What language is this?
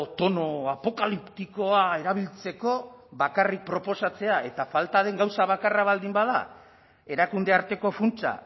Basque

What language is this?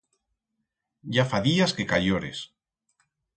Aragonese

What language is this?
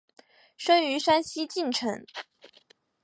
Chinese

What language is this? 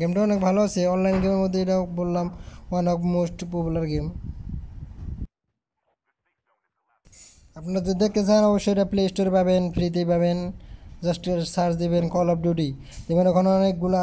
Hindi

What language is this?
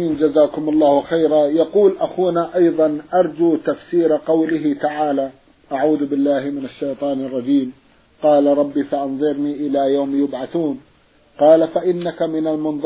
Arabic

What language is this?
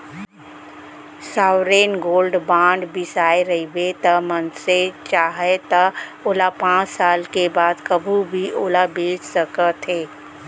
Chhattisgarhi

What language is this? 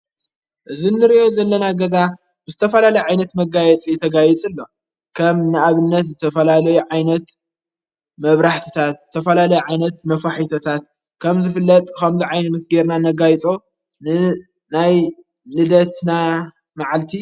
Tigrinya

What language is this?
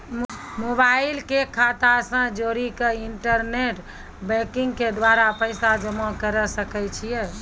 Maithili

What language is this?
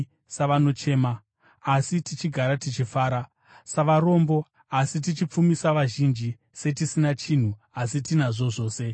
Shona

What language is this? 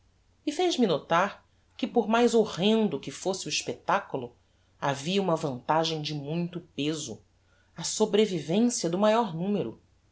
Portuguese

